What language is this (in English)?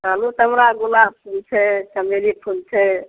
Maithili